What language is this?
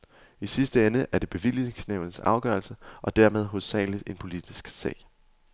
Danish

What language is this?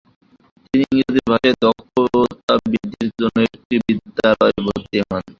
Bangla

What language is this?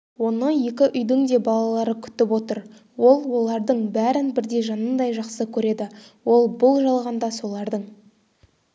Kazakh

